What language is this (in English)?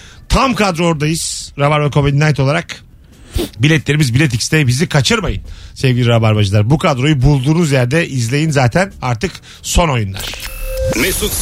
Turkish